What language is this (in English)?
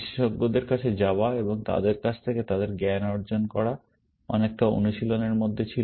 Bangla